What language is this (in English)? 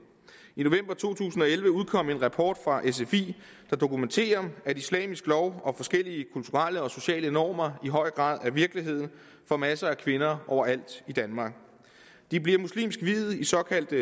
Danish